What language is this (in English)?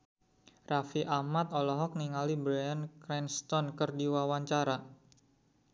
Sundanese